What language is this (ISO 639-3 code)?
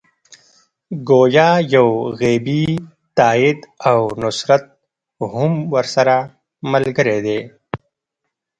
pus